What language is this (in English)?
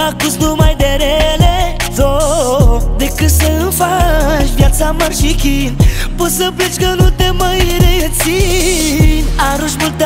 Romanian